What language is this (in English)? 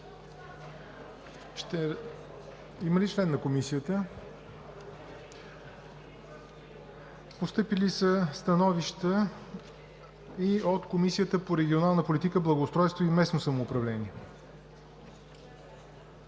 Bulgarian